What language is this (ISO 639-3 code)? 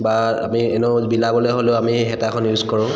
asm